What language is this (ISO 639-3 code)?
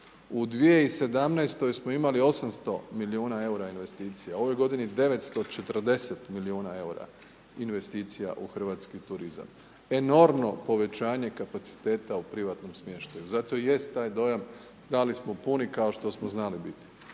hrv